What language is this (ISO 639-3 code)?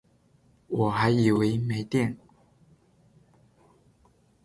zho